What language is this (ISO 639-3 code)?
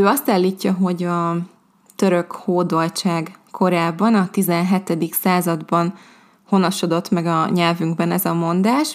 hun